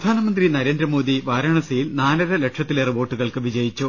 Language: Malayalam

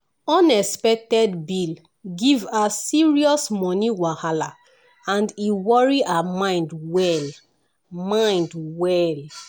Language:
Nigerian Pidgin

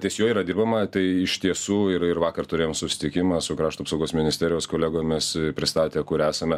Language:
Lithuanian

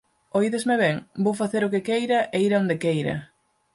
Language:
Galician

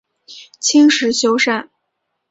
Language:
Chinese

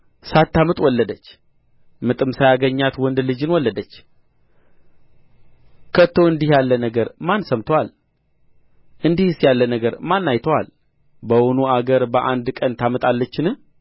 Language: Amharic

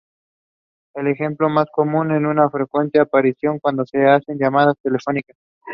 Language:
English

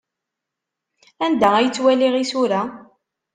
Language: Kabyle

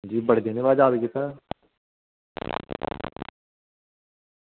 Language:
Dogri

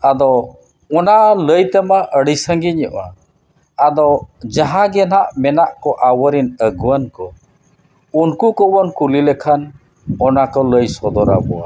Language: Santali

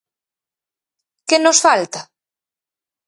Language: Galician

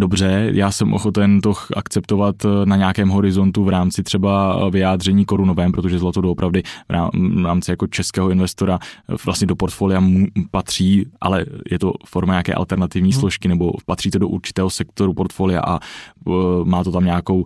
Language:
Czech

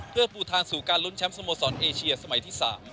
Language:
Thai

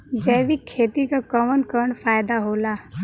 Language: Bhojpuri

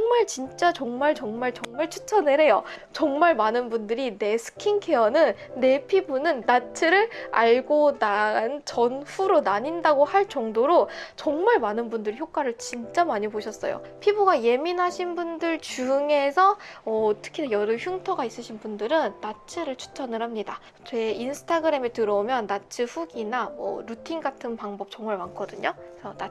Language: Korean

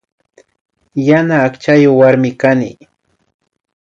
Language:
Imbabura Highland Quichua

